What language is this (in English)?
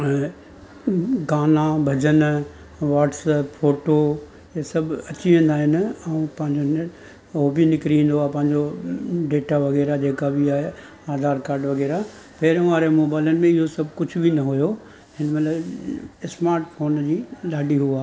Sindhi